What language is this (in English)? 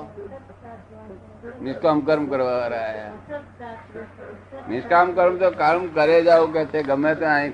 Gujarati